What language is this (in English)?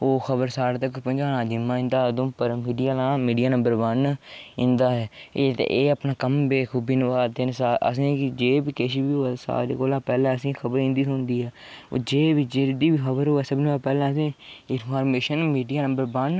Dogri